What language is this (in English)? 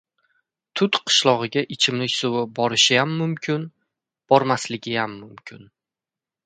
Uzbek